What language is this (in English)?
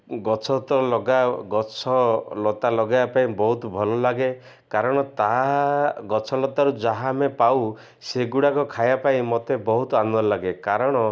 Odia